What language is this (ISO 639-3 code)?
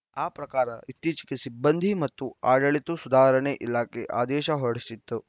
kan